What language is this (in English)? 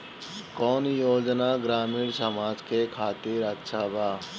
Bhojpuri